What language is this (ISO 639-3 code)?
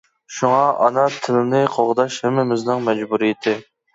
uig